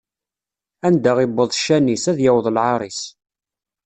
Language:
Kabyle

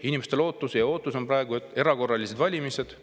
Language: Estonian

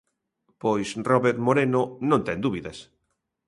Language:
Galician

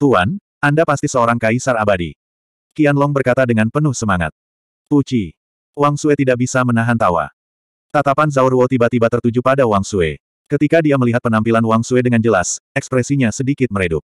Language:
Indonesian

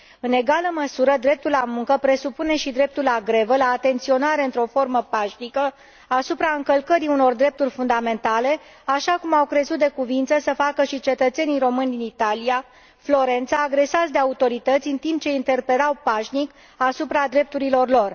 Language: Romanian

